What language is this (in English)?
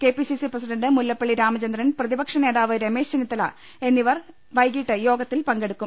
Malayalam